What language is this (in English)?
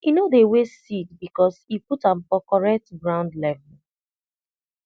Nigerian Pidgin